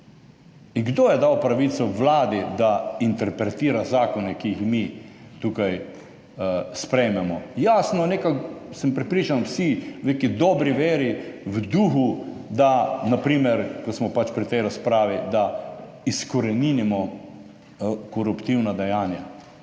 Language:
Slovenian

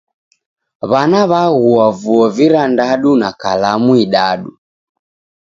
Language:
Taita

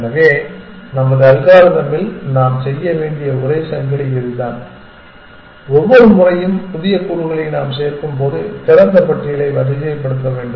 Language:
Tamil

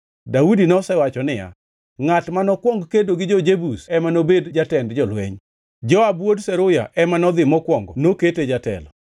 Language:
Luo (Kenya and Tanzania)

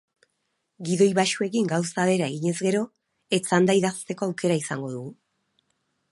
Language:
Basque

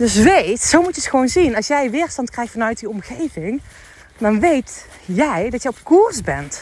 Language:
Dutch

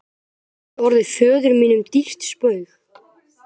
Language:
Icelandic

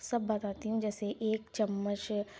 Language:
Urdu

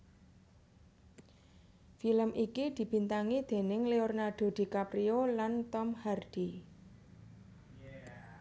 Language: Javanese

